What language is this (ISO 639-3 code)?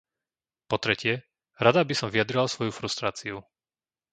slk